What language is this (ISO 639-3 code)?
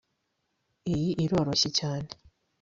kin